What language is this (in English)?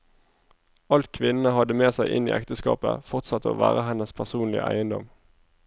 Norwegian